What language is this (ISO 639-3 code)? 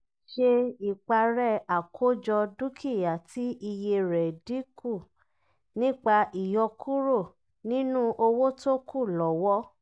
yor